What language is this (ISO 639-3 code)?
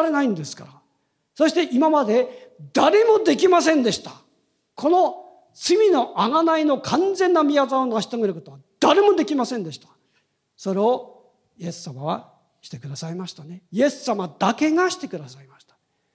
jpn